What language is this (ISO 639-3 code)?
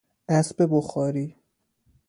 fas